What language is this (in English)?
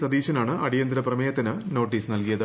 Malayalam